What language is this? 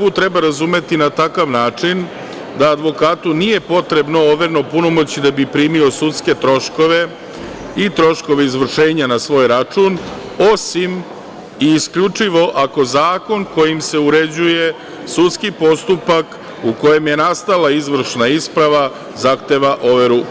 Serbian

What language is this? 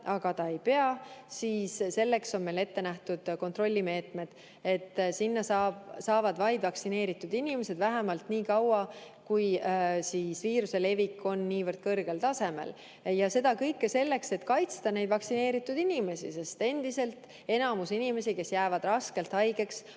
Estonian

